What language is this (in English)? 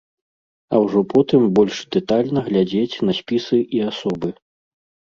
Belarusian